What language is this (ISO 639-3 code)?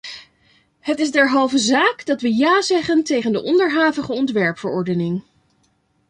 nld